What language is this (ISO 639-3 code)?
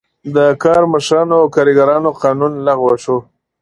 pus